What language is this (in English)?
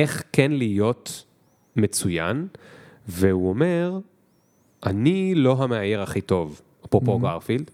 Hebrew